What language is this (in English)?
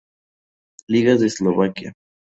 Spanish